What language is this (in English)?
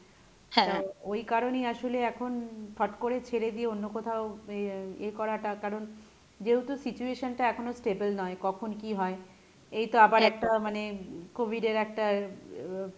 Bangla